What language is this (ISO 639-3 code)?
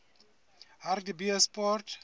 sot